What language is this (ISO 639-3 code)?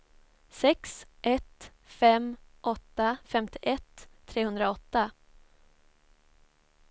swe